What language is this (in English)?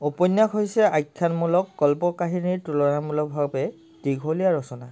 Assamese